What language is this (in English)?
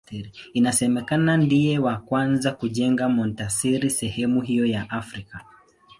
Swahili